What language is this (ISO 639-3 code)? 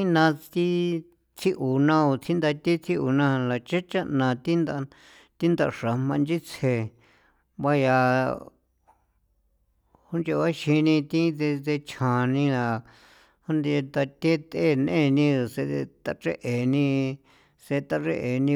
pow